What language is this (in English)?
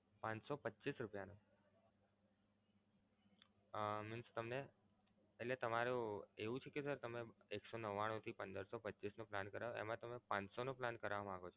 Gujarati